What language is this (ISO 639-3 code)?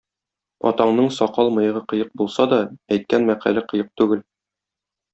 tat